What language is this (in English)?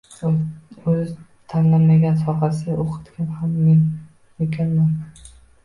Uzbek